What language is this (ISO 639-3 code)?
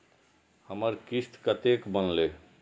mai